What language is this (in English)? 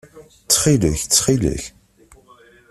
Kabyle